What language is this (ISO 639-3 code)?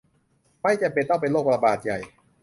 tha